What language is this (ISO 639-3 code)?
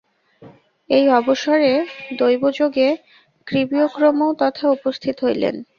ben